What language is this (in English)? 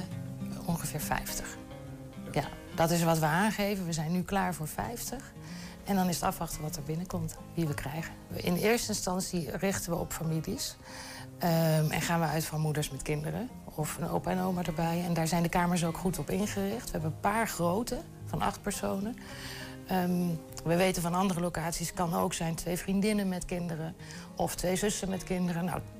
Dutch